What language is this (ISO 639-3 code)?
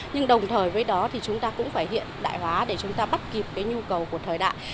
vie